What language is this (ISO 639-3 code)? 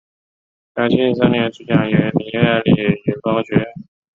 zho